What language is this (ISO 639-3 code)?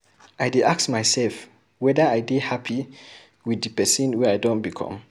pcm